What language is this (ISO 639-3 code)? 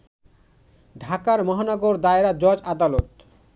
ben